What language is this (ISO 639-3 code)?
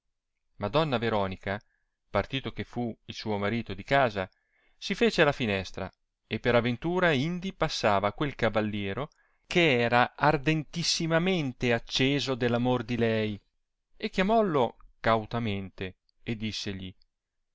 ita